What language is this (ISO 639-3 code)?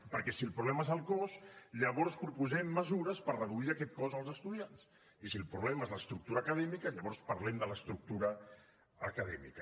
cat